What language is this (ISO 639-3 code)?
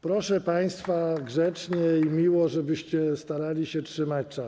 pol